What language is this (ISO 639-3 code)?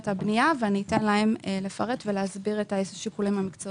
heb